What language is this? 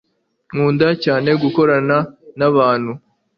Kinyarwanda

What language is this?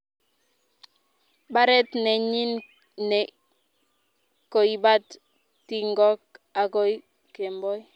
Kalenjin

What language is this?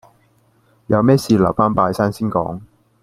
Cantonese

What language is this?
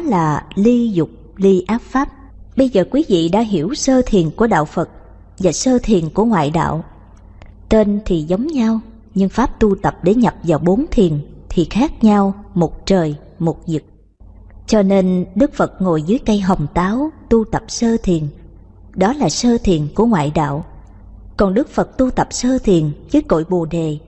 Vietnamese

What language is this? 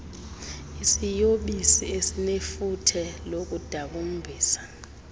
Xhosa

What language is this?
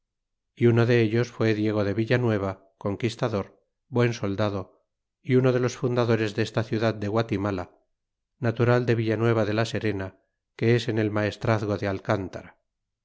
Spanish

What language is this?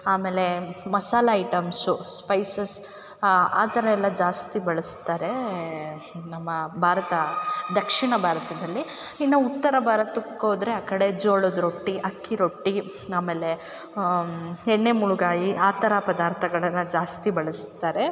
Kannada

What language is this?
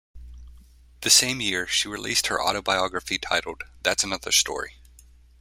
English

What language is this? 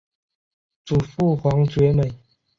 Chinese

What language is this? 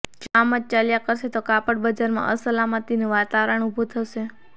Gujarati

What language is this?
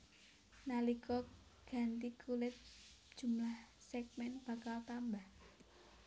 Javanese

